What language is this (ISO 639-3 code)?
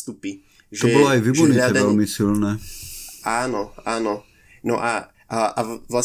slk